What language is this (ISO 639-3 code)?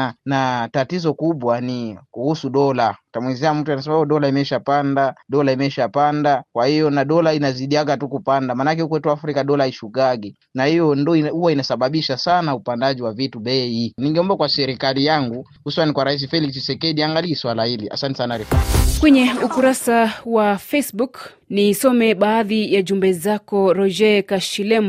swa